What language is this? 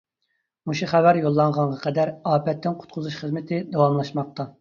Uyghur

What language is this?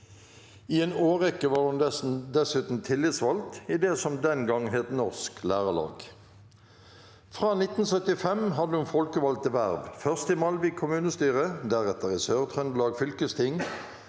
Norwegian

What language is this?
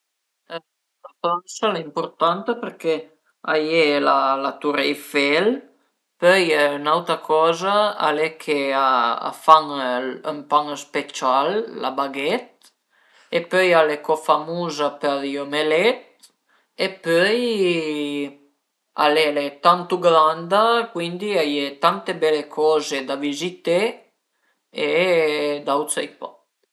Piedmontese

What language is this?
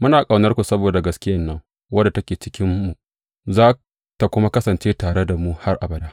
Hausa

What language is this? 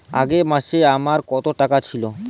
Bangla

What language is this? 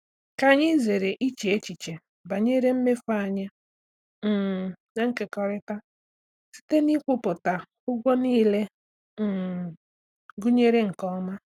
Igbo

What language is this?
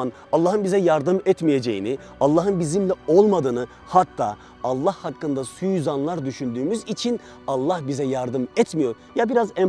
Turkish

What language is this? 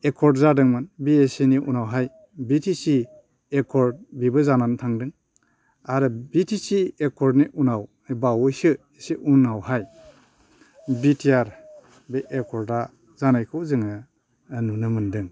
Bodo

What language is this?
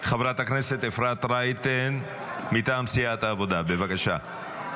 Hebrew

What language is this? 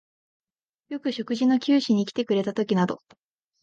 Japanese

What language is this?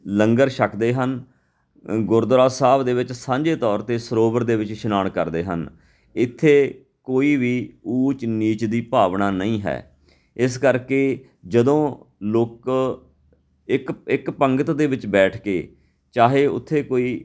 Punjabi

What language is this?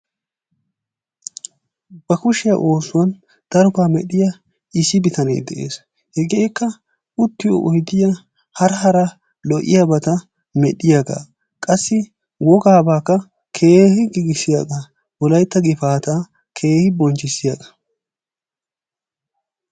Wolaytta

